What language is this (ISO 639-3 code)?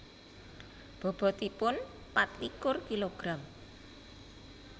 jav